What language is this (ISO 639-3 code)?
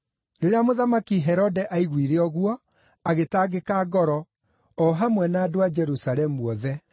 kik